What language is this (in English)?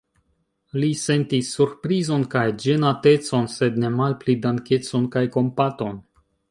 Esperanto